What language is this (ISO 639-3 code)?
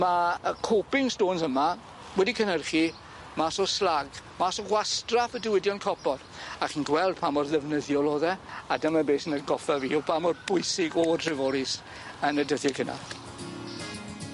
cym